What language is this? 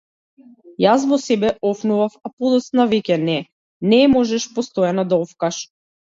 Macedonian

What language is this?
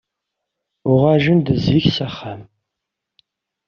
Kabyle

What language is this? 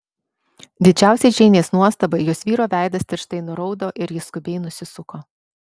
Lithuanian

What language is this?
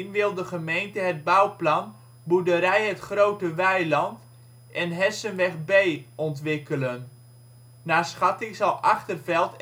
Dutch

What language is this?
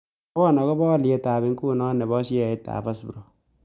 Kalenjin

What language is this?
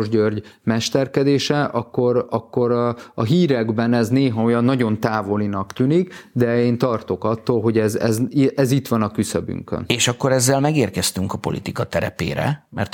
Hungarian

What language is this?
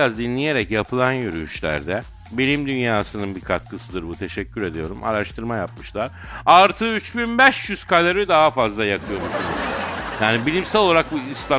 Turkish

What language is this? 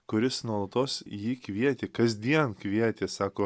Lithuanian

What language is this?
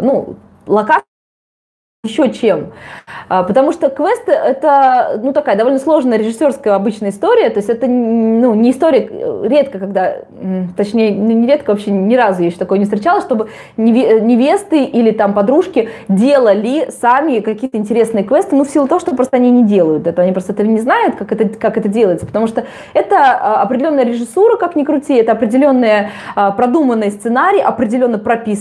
Russian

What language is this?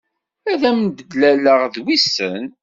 Kabyle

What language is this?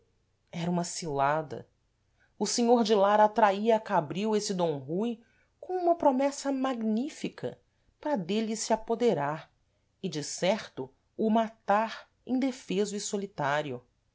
Portuguese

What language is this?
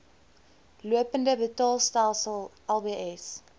Afrikaans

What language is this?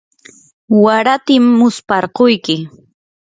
Yanahuanca Pasco Quechua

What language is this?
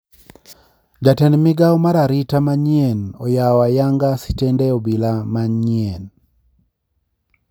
Luo (Kenya and Tanzania)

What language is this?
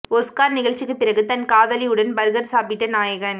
Tamil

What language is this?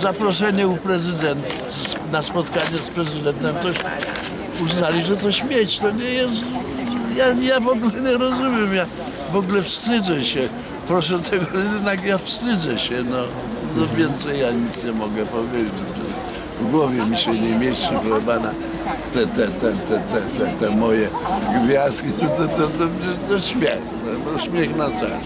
Polish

